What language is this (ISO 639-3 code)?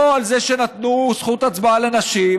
heb